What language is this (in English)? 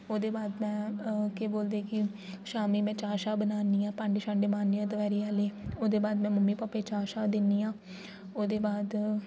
Dogri